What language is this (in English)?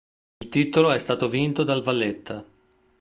Italian